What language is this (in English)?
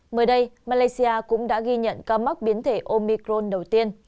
Vietnamese